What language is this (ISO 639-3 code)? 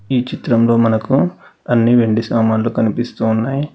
tel